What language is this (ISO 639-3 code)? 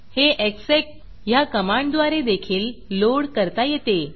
mar